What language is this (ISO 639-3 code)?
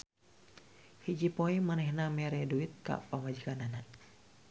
sun